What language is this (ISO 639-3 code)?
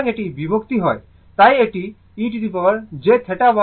ben